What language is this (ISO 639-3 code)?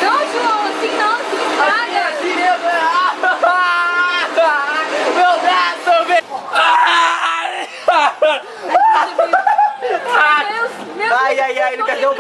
por